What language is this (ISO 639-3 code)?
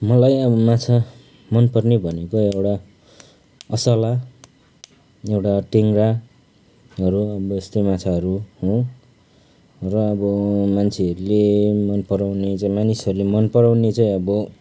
nep